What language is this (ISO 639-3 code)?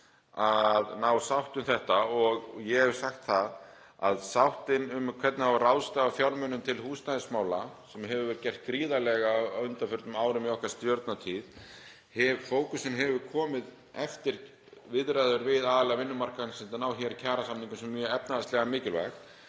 isl